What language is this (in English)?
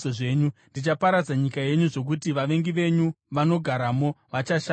Shona